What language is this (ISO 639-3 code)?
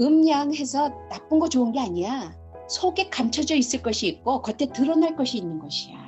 kor